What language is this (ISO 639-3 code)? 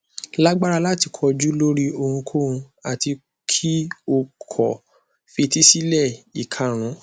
yor